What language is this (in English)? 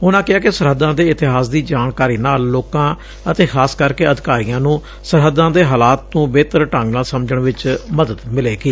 Punjabi